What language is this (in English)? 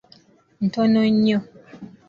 Ganda